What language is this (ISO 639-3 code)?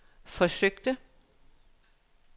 dan